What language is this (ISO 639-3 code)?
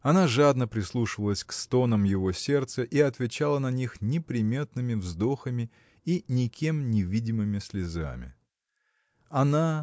rus